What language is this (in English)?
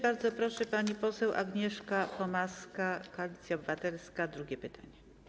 Polish